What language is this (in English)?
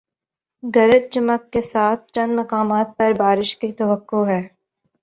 Urdu